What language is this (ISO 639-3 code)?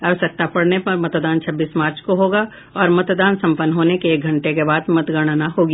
hin